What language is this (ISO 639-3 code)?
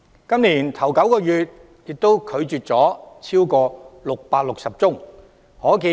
yue